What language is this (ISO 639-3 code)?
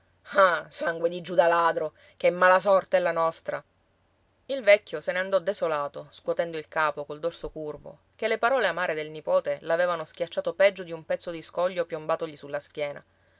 ita